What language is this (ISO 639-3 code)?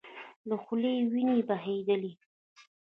pus